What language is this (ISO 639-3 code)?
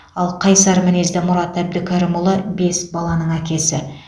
kaz